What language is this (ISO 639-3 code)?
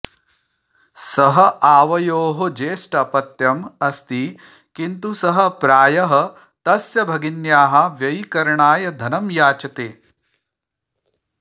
san